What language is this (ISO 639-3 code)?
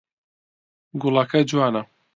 ckb